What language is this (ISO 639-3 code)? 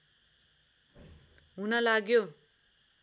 nep